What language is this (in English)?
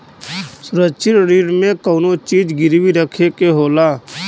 Bhojpuri